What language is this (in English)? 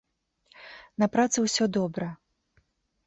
Belarusian